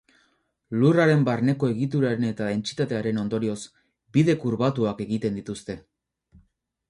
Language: Basque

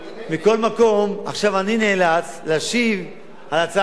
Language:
Hebrew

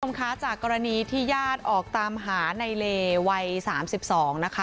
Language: Thai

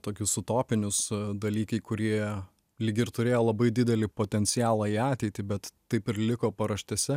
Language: Lithuanian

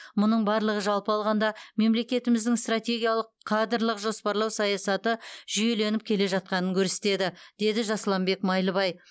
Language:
Kazakh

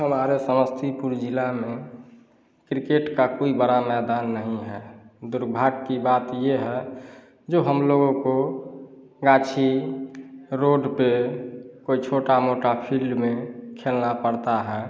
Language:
Hindi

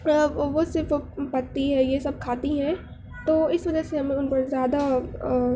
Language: Urdu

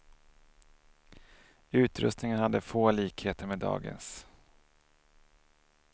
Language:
Swedish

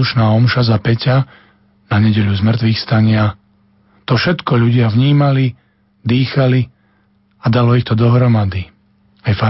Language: Slovak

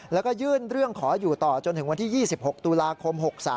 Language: Thai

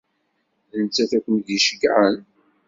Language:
Kabyle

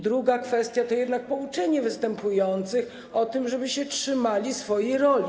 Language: Polish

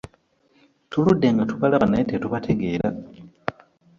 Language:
Ganda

